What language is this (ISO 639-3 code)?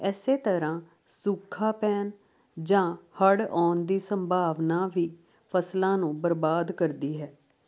pan